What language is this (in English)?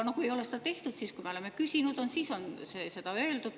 Estonian